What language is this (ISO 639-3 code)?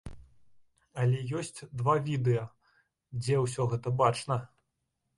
bel